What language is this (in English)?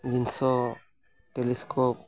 Santali